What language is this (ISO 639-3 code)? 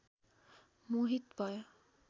nep